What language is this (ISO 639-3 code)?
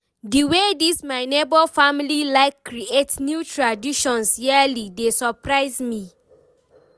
pcm